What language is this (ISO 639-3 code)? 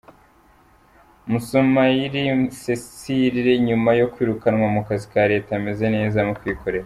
kin